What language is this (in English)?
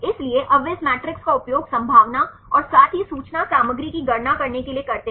Hindi